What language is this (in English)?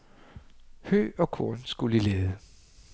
Danish